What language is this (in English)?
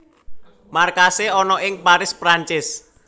Javanese